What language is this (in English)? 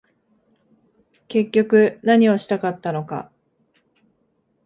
Japanese